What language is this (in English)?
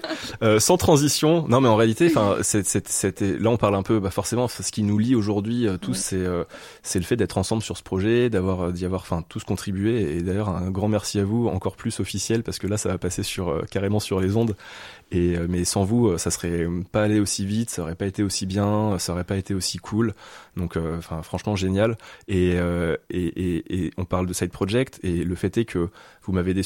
French